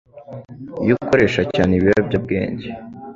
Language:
Kinyarwanda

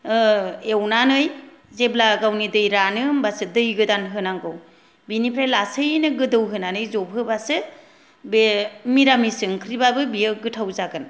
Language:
Bodo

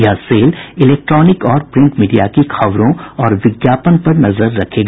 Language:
Hindi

